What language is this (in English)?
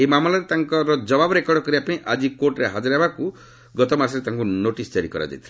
Odia